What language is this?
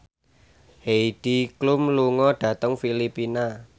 Javanese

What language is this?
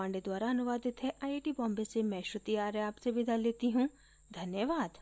Hindi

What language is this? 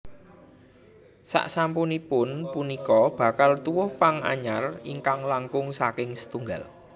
Javanese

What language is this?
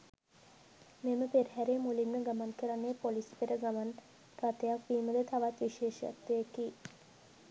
Sinhala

